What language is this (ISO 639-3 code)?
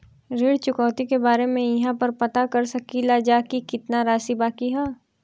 bho